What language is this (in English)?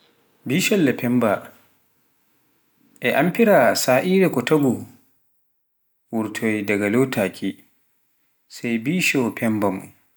Pular